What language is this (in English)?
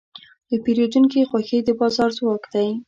Pashto